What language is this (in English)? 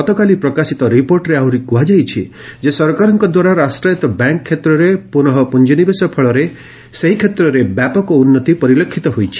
Odia